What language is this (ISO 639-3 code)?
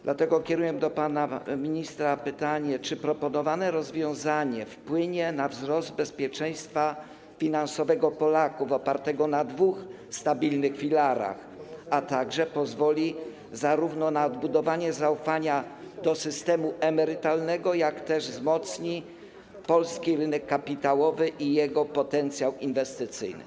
pol